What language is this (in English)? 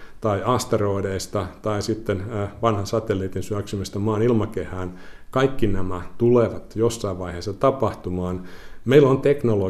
Finnish